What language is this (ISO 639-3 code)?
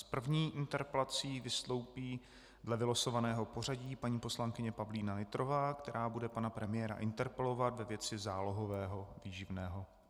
ces